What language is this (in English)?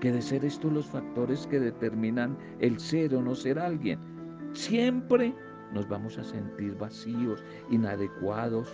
Spanish